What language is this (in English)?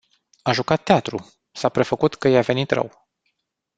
Romanian